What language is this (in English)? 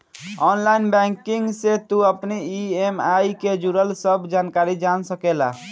Bhojpuri